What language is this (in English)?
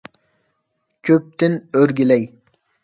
Uyghur